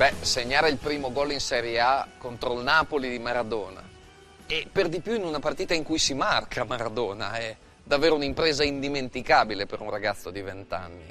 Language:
Italian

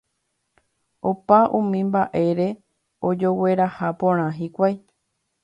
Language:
Guarani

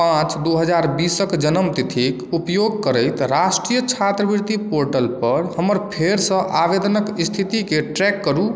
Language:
Maithili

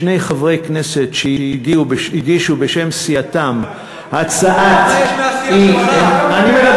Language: Hebrew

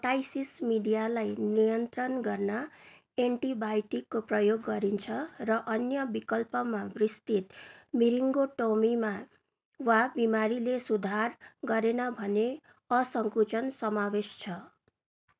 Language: Nepali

